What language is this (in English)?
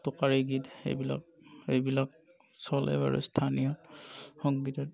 Assamese